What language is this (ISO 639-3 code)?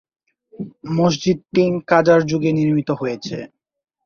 ben